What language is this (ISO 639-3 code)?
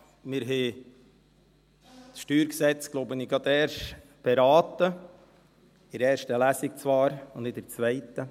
gsw